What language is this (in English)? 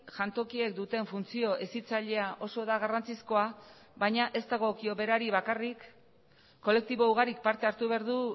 Basque